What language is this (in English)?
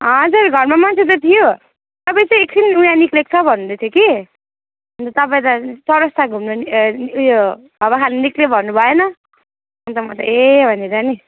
Nepali